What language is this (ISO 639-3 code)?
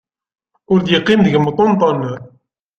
kab